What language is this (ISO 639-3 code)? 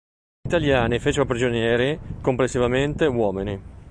ita